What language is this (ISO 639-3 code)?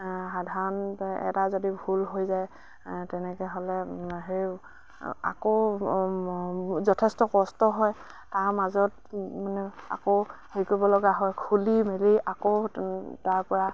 asm